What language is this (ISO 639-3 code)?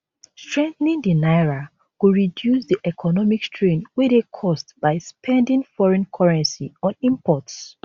pcm